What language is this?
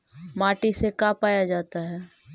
Magahi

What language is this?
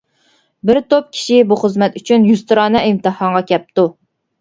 Uyghur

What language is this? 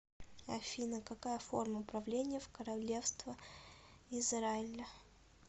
Russian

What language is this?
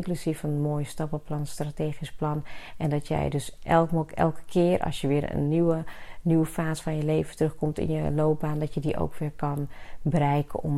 Dutch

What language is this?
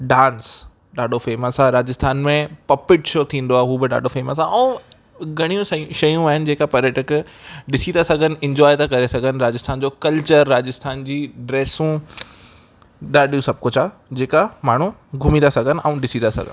Sindhi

